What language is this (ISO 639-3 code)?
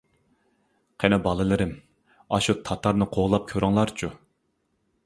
uig